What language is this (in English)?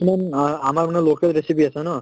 Assamese